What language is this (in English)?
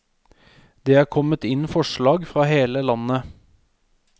Norwegian